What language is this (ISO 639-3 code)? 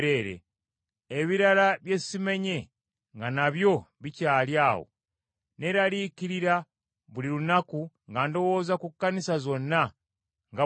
lug